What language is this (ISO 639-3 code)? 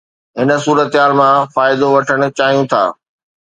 snd